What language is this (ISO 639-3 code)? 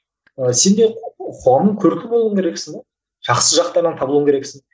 kaz